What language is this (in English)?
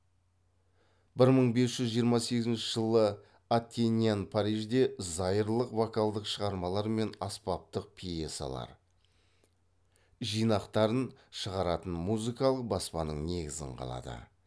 Kazakh